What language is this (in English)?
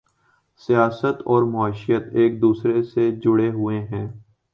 Urdu